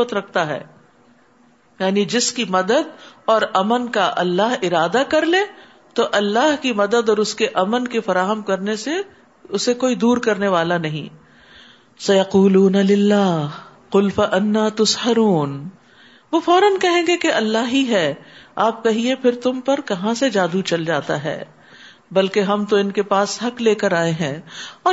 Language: Urdu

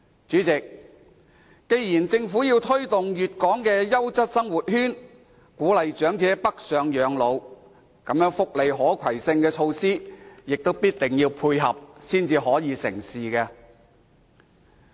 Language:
Cantonese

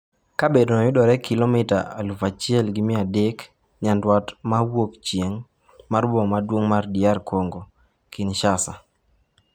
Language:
Luo (Kenya and Tanzania)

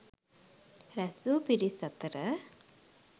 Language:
Sinhala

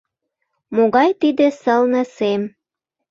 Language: Mari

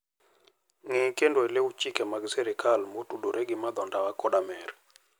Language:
Luo (Kenya and Tanzania)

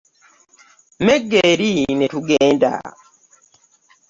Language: Ganda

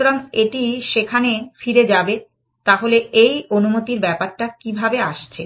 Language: Bangla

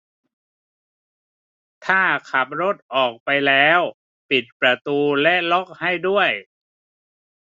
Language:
Thai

